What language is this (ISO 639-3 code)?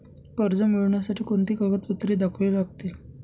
mar